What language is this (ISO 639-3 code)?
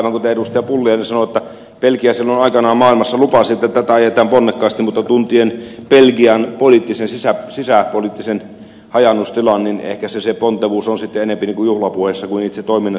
fin